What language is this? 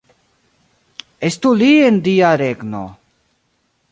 Esperanto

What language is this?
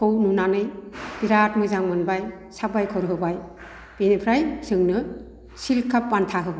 Bodo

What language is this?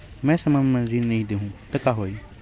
Chhattisgarhi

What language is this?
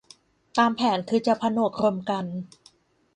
Thai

